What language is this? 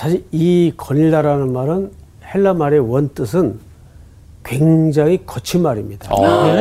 Korean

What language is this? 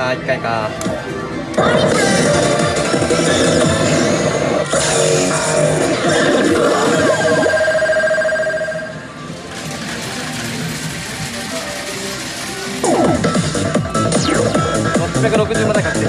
Japanese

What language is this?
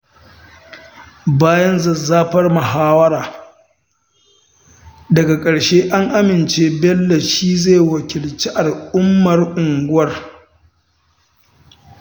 Hausa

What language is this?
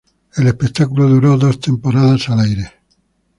Spanish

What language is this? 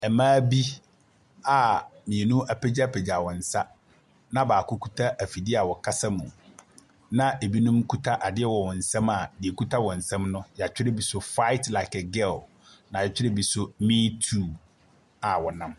Akan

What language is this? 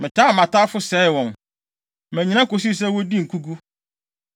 Akan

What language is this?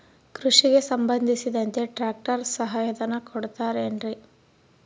Kannada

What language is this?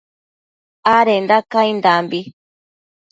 Matsés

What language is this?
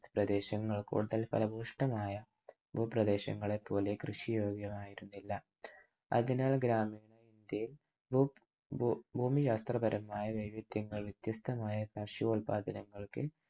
Malayalam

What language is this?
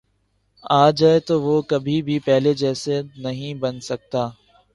Urdu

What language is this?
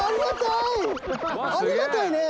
Japanese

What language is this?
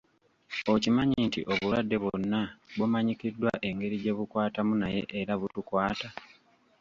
Ganda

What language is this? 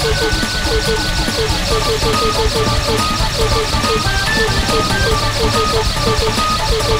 English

